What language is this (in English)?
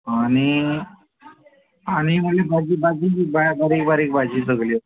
Konkani